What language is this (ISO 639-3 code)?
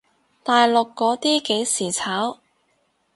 yue